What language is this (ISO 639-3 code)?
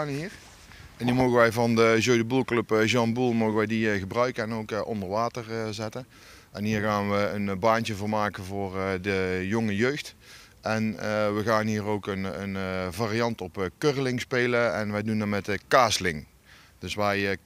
nld